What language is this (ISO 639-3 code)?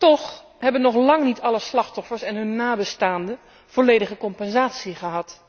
nld